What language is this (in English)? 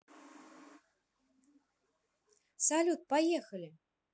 Russian